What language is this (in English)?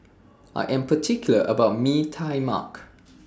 English